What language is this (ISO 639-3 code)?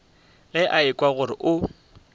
nso